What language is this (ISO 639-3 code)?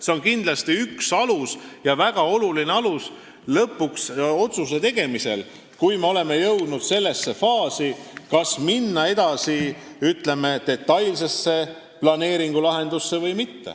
est